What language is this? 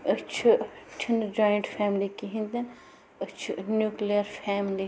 Kashmiri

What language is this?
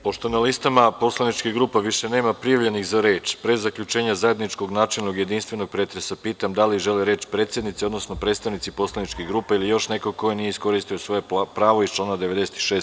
Serbian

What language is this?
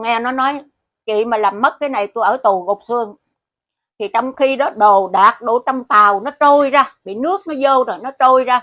Vietnamese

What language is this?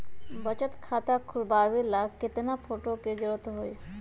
Magahi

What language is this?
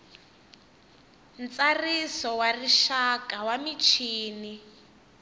Tsonga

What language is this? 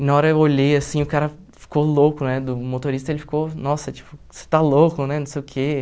Portuguese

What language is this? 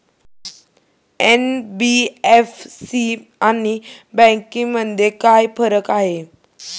Marathi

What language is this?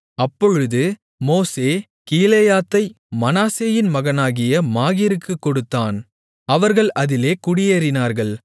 Tamil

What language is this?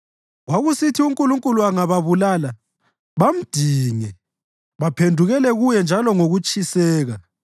North Ndebele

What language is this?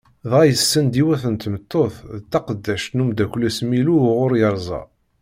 Kabyle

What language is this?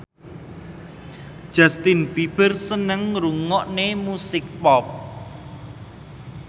Javanese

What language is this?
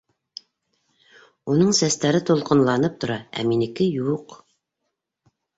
Bashkir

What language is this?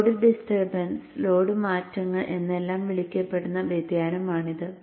Malayalam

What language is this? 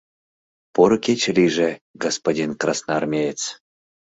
Mari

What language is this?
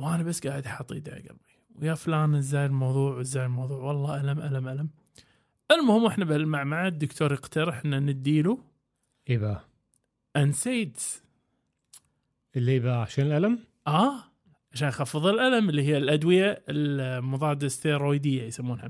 Arabic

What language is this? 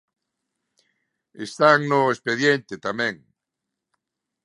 Galician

